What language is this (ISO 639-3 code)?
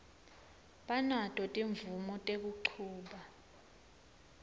ssw